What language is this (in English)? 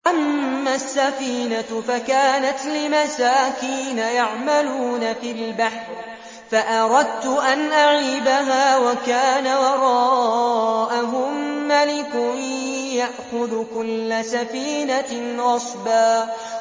Arabic